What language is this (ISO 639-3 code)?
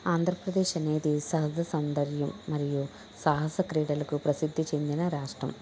tel